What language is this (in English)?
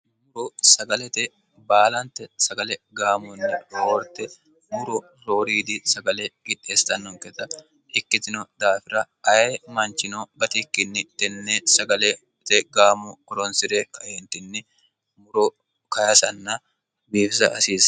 Sidamo